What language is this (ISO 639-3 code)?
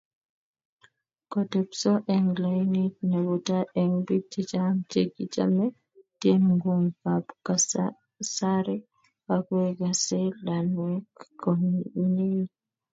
kln